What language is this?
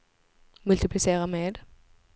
Swedish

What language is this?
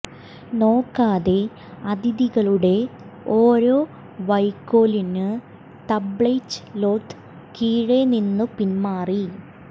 Malayalam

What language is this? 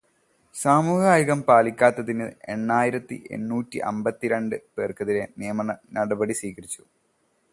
Malayalam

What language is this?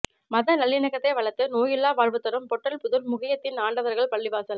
Tamil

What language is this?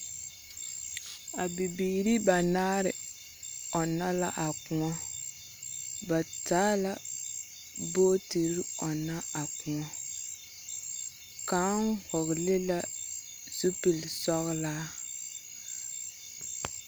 Southern Dagaare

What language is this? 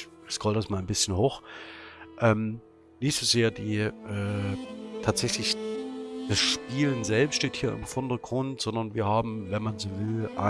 German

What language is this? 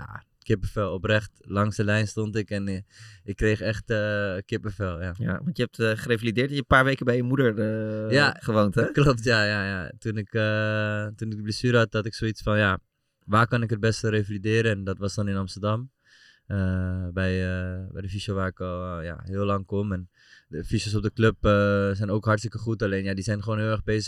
Dutch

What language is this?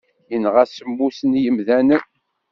Kabyle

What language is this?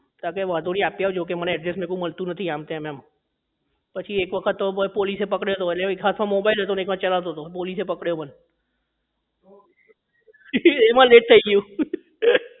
Gujarati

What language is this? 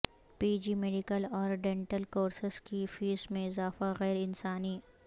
Urdu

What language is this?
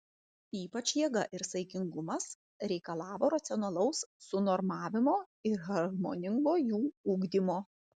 Lithuanian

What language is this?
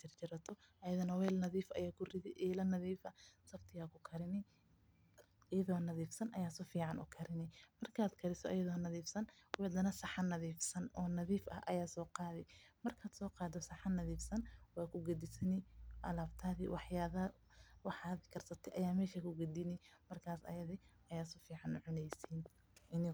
Somali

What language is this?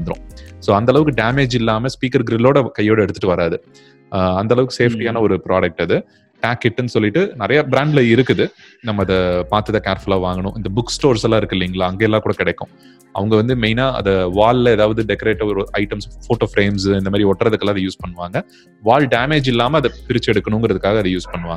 Tamil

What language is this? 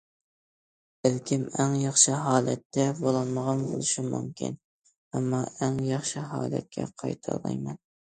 Uyghur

